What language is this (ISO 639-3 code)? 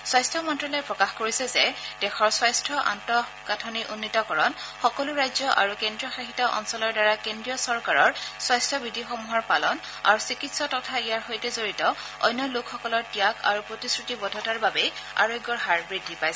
asm